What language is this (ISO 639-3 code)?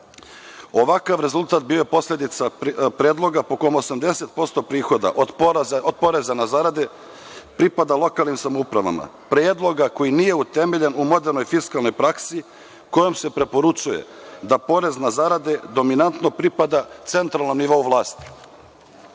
srp